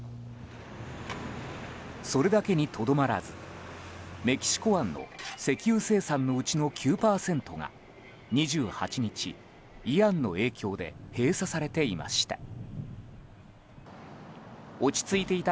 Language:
Japanese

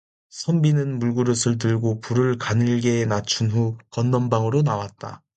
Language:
Korean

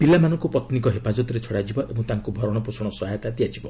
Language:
Odia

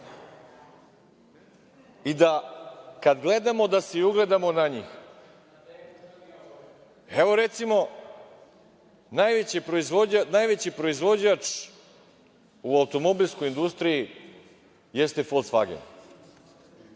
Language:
Serbian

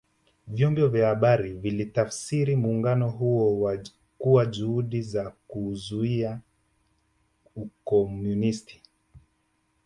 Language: Swahili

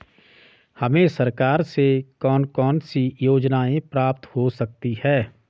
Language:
Hindi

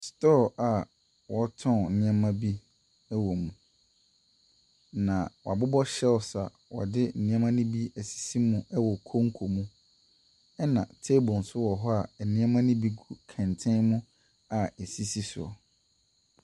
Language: Akan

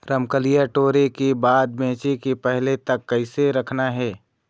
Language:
Chhattisgarhi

